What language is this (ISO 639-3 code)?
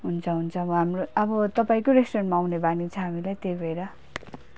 nep